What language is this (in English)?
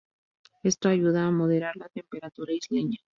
Spanish